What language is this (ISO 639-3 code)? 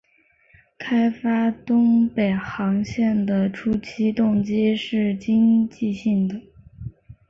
zho